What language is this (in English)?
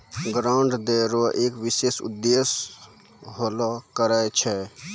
Maithili